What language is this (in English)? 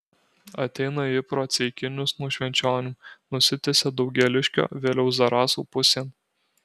Lithuanian